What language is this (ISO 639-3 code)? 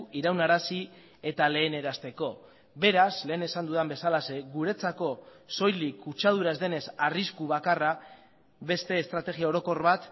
eus